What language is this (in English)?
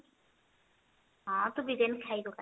Odia